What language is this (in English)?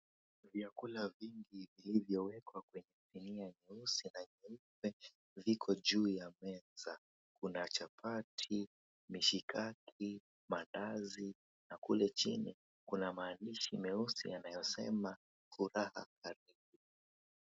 Swahili